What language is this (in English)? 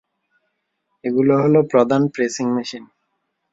Bangla